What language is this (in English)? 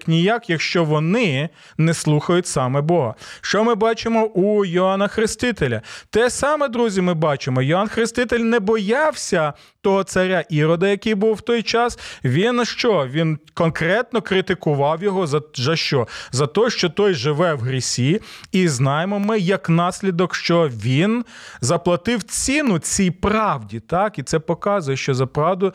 Ukrainian